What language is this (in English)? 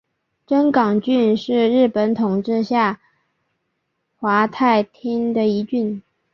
Chinese